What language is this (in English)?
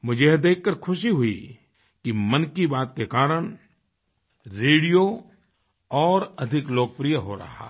Hindi